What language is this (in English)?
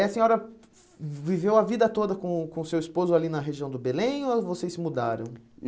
Portuguese